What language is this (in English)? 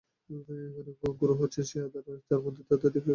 Bangla